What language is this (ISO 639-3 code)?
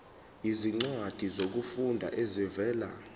zul